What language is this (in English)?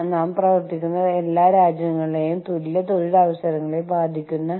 Malayalam